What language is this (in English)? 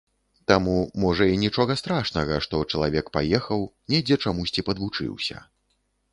Belarusian